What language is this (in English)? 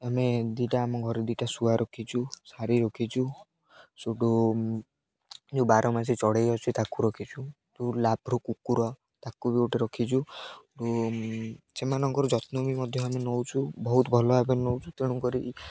Odia